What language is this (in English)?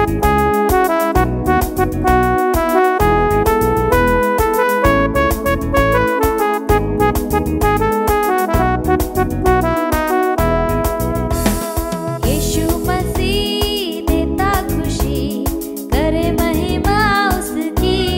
Hindi